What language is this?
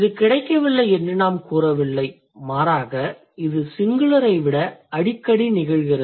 Tamil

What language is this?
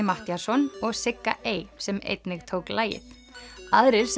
Icelandic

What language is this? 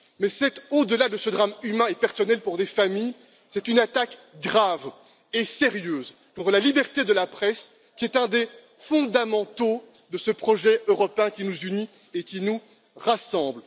French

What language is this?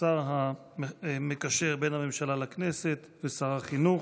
Hebrew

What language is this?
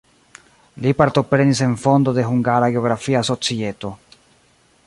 Esperanto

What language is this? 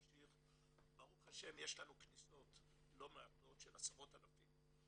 Hebrew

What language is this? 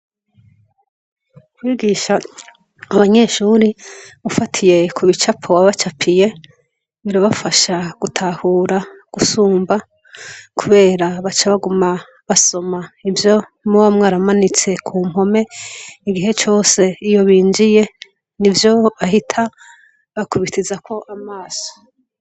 Rundi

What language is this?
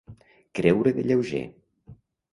Catalan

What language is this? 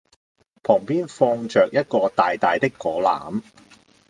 Cantonese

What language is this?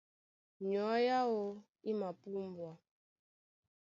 Duala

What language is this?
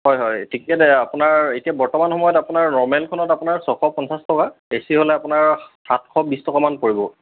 Assamese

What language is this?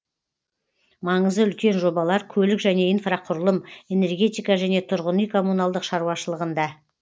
Kazakh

